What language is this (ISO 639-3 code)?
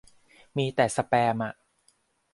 tha